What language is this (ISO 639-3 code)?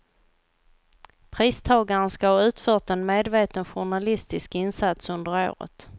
swe